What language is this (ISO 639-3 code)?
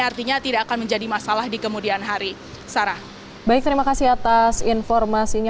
ind